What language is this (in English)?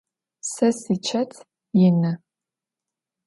Adyghe